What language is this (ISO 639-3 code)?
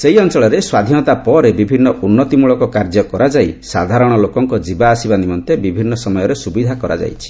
ori